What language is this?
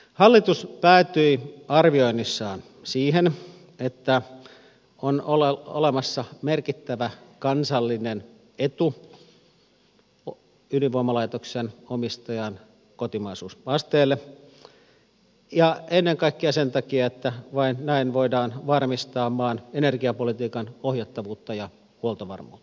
Finnish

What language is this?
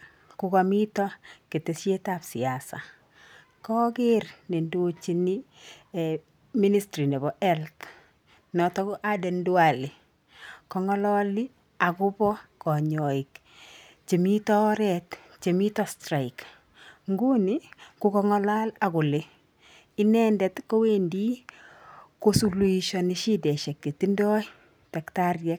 Kalenjin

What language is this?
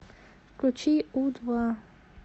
Russian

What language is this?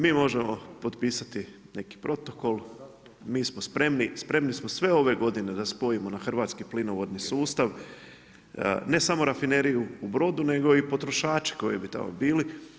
Croatian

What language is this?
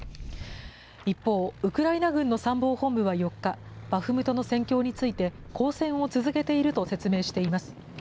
Japanese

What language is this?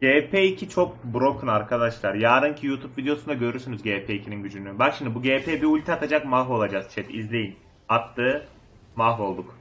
Turkish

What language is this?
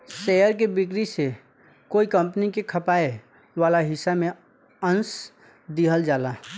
Bhojpuri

